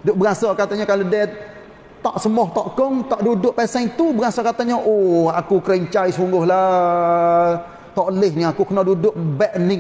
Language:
Malay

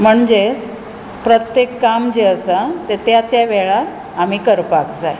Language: Konkani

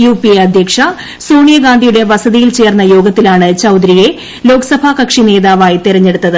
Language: Malayalam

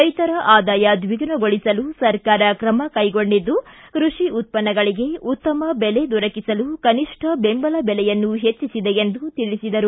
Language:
Kannada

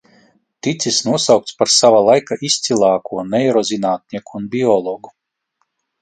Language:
Latvian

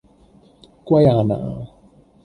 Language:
Cantonese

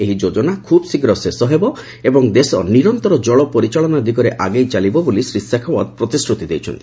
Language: Odia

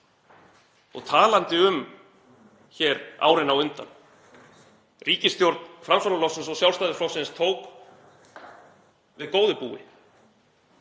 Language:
Icelandic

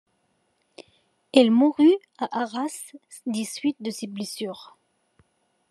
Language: French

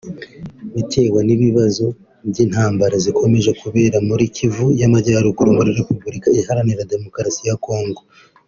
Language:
Kinyarwanda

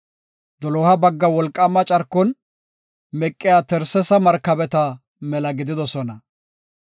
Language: Gofa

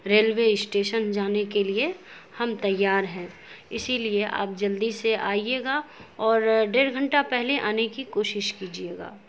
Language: Urdu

